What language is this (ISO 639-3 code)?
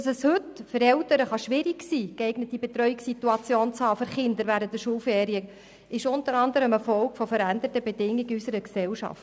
gsw